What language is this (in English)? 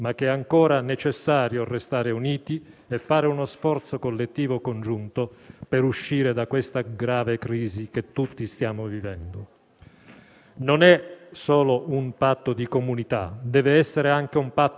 Italian